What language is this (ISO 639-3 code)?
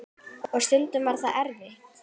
isl